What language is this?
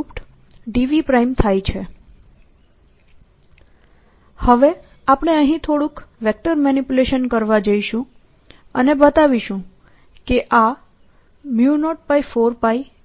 Gujarati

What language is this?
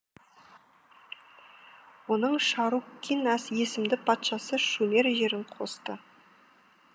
Kazakh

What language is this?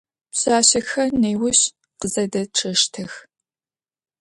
Adyghe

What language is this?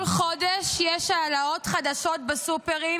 Hebrew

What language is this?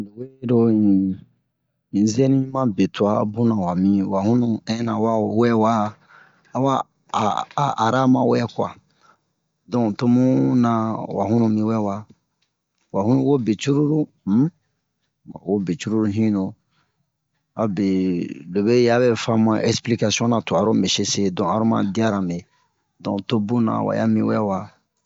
Bomu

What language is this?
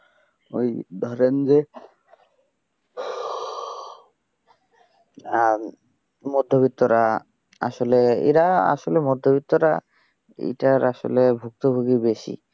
Bangla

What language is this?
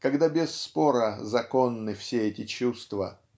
Russian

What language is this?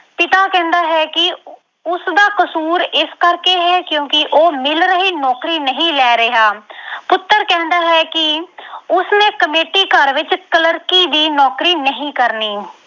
Punjabi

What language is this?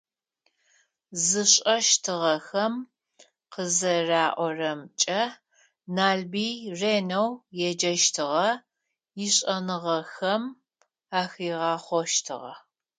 Adyghe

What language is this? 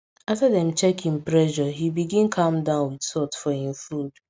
Nigerian Pidgin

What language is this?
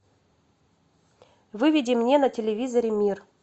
Russian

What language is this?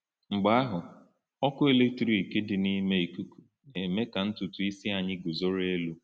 Igbo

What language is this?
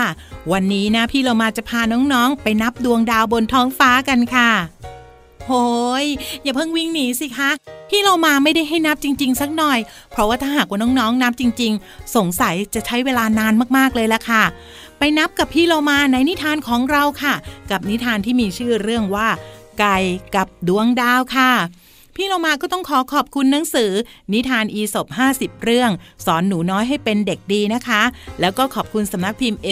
Thai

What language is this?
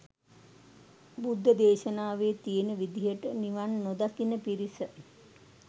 Sinhala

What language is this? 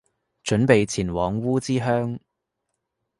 Cantonese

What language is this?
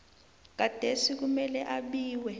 South Ndebele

